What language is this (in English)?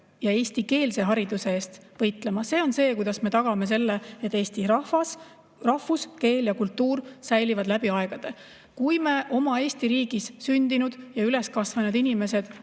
Estonian